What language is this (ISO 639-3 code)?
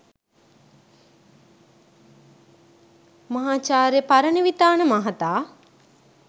sin